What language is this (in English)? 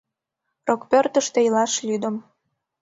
Mari